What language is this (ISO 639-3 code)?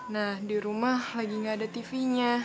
ind